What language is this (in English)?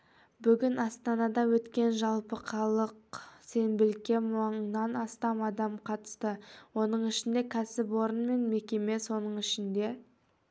Kazakh